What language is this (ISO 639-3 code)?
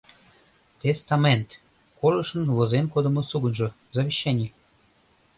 chm